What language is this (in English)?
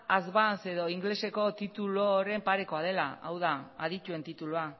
Basque